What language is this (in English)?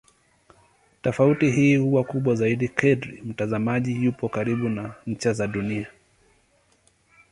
Swahili